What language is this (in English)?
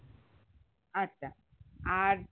Bangla